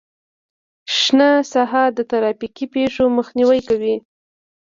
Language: Pashto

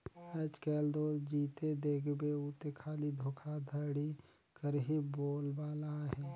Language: Chhattisgarhi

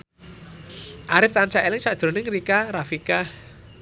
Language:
Javanese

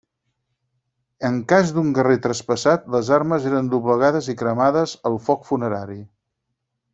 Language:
Catalan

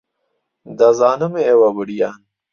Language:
Central Kurdish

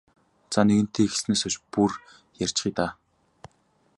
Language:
Mongolian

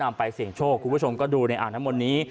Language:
Thai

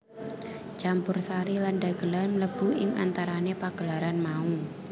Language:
Javanese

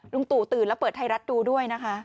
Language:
Thai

